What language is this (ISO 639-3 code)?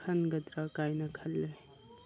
mni